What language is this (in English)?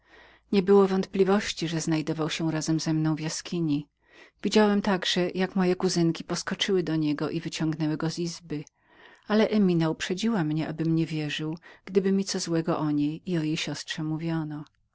Polish